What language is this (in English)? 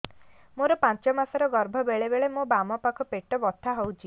Odia